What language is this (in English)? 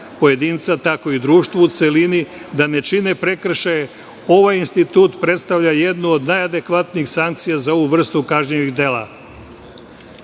Serbian